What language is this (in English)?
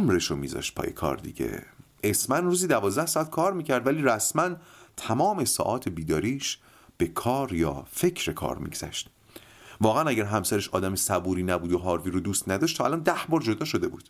Persian